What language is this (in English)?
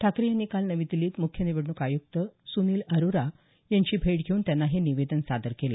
Marathi